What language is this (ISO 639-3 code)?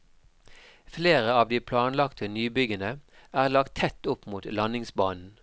nor